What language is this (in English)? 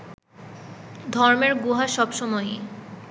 Bangla